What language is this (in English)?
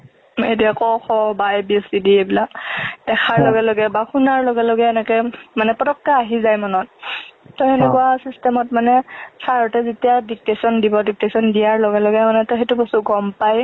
Assamese